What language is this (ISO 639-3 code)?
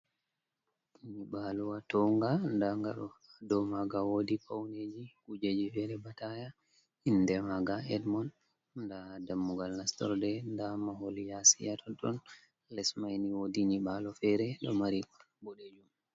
ful